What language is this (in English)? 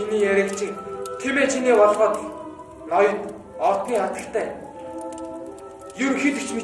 Turkish